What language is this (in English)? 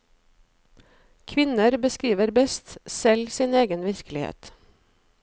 Norwegian